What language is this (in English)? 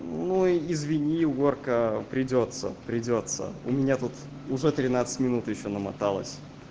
Russian